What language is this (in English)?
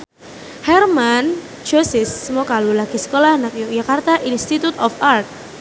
Javanese